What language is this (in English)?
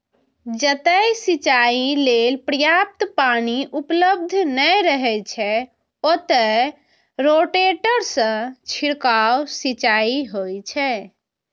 Maithili